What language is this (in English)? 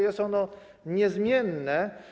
Polish